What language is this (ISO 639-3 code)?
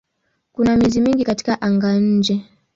swa